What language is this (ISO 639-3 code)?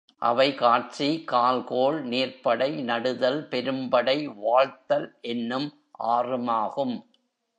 tam